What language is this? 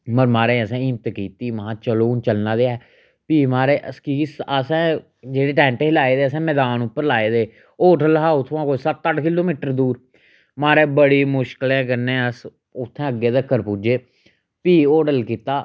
Dogri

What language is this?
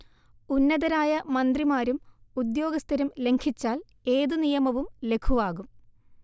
Malayalam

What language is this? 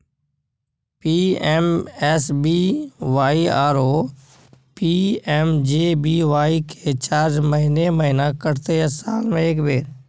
Maithili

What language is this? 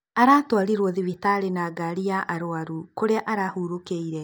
Kikuyu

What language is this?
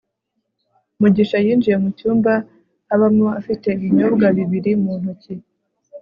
Kinyarwanda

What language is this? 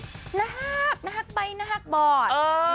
Thai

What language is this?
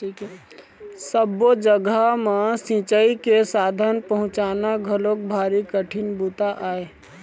Chhattisgarhi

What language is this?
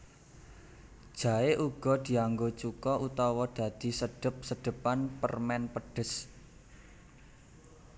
Javanese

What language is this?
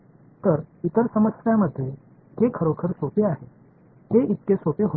Marathi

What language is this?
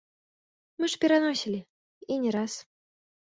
Belarusian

